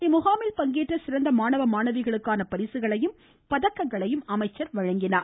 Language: Tamil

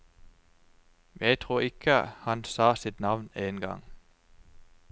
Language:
Norwegian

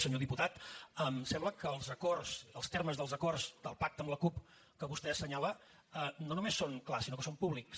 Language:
Catalan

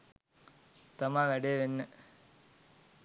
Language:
Sinhala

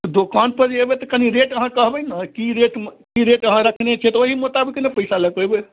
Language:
Maithili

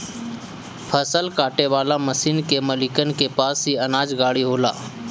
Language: Bhojpuri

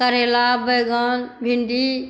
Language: Maithili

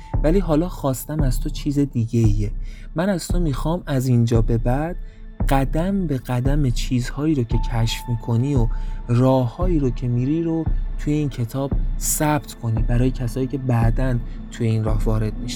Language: Persian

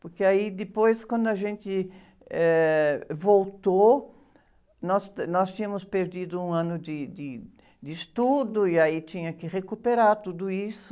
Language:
Portuguese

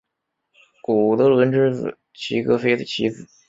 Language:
Chinese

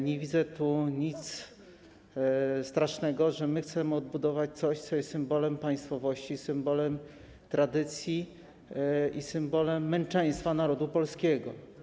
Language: Polish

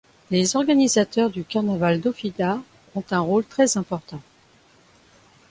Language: French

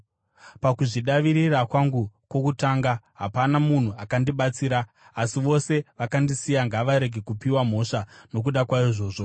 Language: Shona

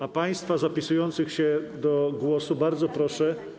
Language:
Polish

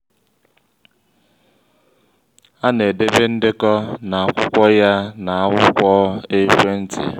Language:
Igbo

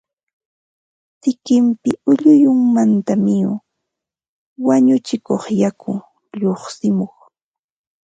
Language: Ambo-Pasco Quechua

